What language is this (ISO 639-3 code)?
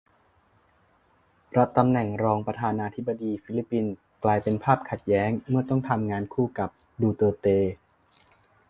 tha